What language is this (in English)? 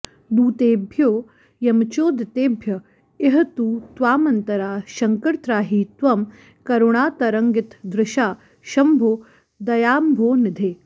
Sanskrit